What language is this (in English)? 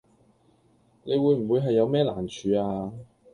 Cantonese